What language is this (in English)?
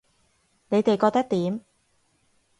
Cantonese